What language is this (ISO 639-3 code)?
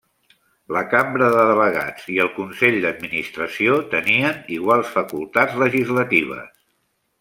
cat